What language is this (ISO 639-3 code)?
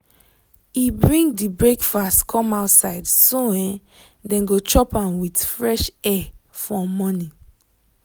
pcm